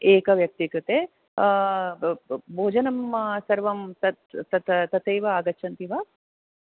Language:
Sanskrit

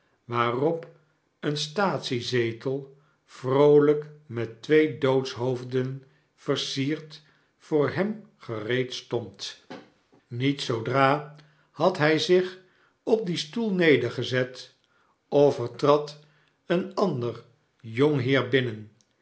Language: Dutch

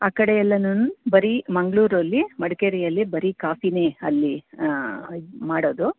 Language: Kannada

